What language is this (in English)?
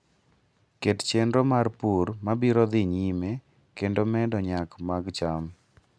Luo (Kenya and Tanzania)